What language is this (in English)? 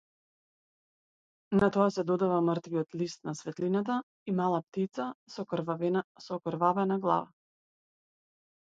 Macedonian